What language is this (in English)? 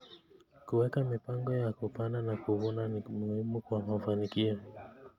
Kalenjin